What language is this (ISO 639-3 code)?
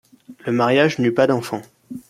fra